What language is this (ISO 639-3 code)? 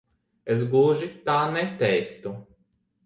lav